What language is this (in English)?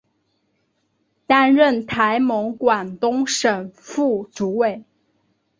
Chinese